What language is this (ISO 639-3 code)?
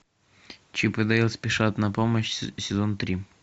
rus